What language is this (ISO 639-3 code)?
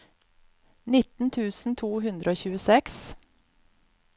nor